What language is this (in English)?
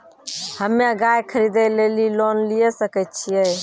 Maithili